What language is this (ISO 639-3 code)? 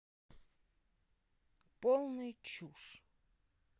rus